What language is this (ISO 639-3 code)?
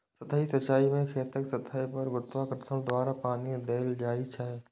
mai